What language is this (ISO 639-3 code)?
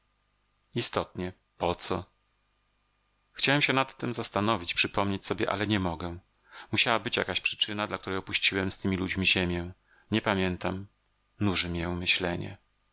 pol